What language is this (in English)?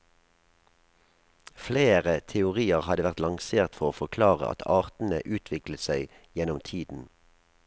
Norwegian